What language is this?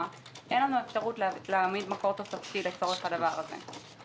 Hebrew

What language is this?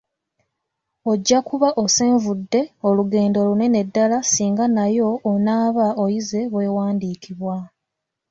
Ganda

